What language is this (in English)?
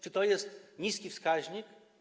Polish